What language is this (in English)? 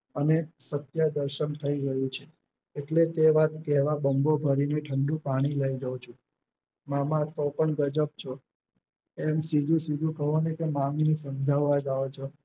Gujarati